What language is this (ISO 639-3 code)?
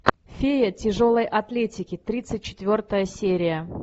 rus